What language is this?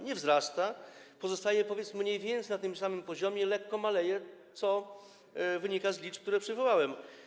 Polish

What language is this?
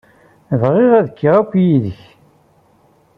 Kabyle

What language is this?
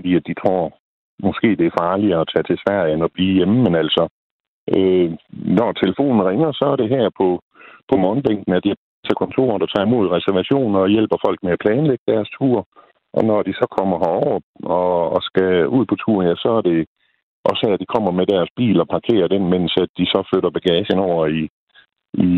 Danish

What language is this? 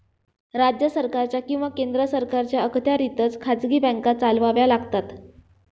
Marathi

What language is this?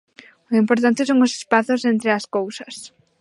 Galician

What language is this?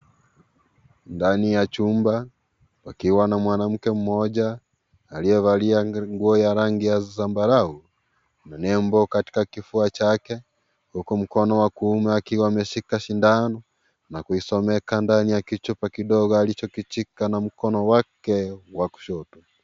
Swahili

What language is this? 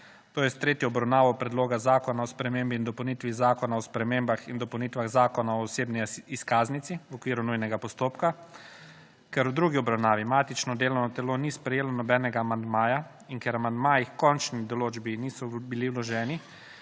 Slovenian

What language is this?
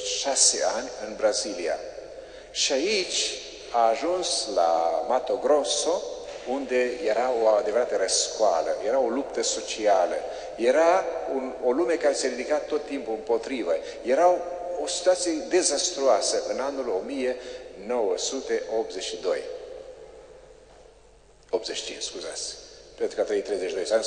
Romanian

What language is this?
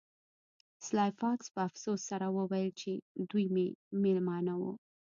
Pashto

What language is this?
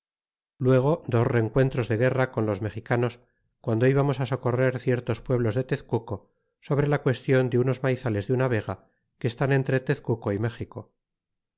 Spanish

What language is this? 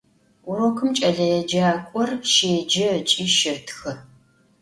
Adyghe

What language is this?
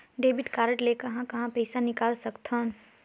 Chhattisgarhi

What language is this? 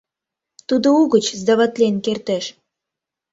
Mari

